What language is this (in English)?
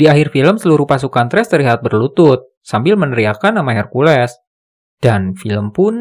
Indonesian